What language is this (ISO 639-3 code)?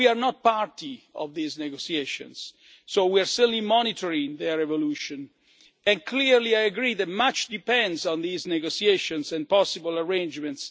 eng